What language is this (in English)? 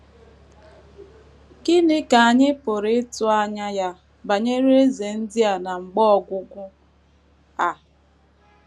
Igbo